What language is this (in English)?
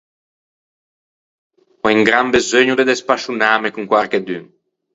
Ligurian